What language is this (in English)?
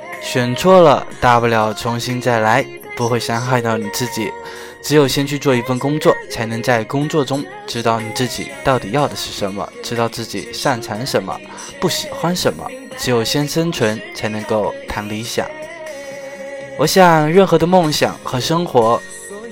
Chinese